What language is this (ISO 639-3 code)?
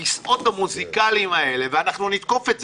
heb